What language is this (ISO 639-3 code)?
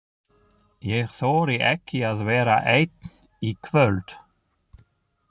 isl